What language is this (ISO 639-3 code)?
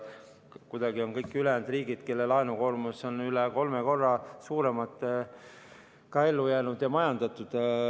est